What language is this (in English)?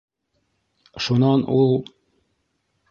Bashkir